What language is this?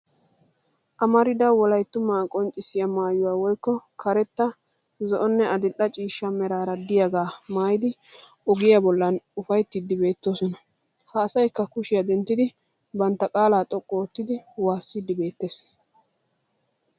Wolaytta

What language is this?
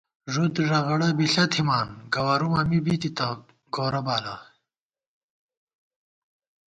Gawar-Bati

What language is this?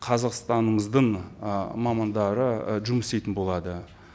Kazakh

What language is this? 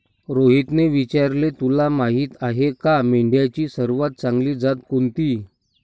Marathi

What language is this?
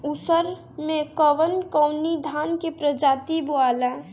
Bhojpuri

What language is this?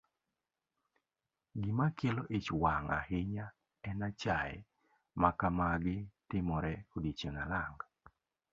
Luo (Kenya and Tanzania)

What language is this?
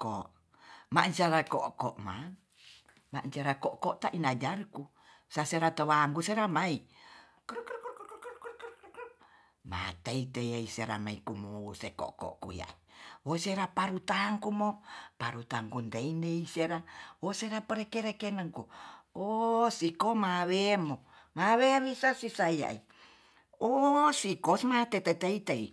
Tonsea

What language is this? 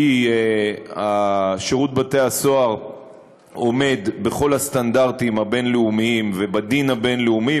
Hebrew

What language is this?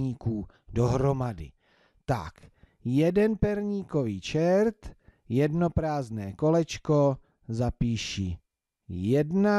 Czech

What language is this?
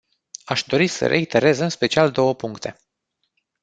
Romanian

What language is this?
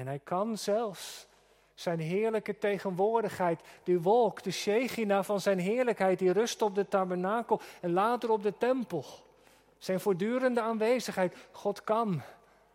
Dutch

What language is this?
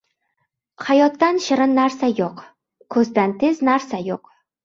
Uzbek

